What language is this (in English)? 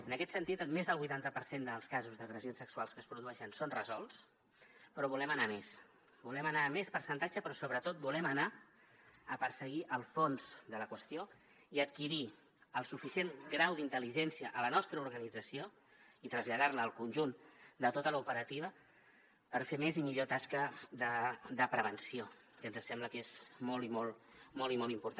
Catalan